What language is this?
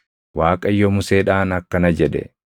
Oromo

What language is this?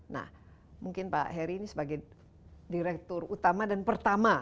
Indonesian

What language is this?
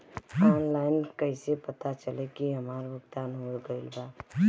Bhojpuri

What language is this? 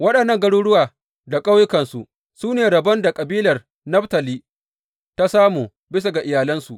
Hausa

